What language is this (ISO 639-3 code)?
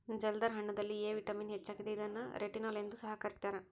kan